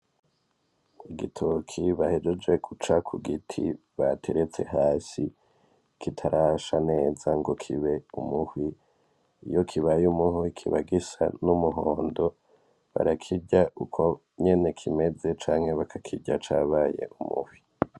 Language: Rundi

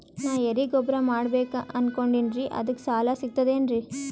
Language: Kannada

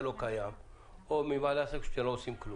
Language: Hebrew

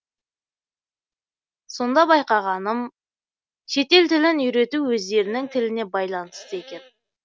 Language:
Kazakh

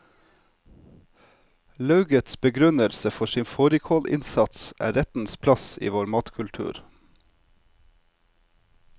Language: Norwegian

